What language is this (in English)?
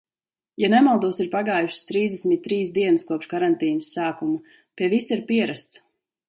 Latvian